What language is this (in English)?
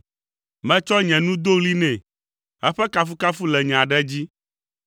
Ewe